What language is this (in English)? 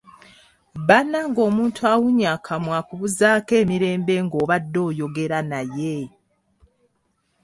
Ganda